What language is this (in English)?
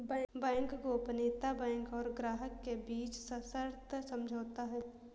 Hindi